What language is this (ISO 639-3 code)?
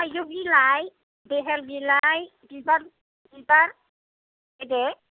brx